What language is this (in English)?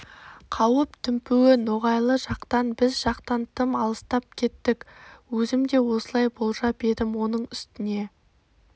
Kazakh